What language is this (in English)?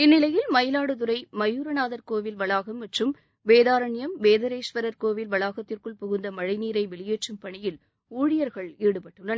Tamil